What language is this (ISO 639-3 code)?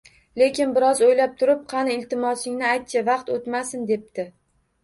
uzb